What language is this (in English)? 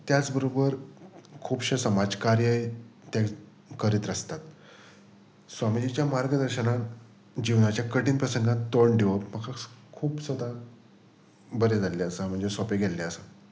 Konkani